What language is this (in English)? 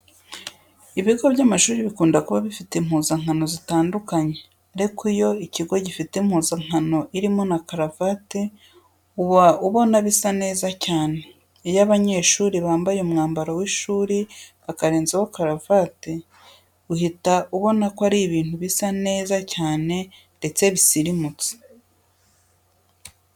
Kinyarwanda